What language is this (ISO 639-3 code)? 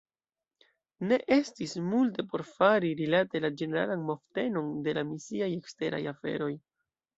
epo